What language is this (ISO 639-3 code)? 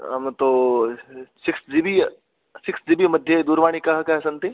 san